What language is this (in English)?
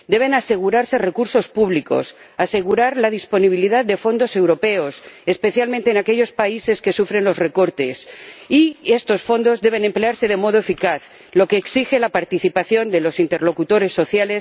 Spanish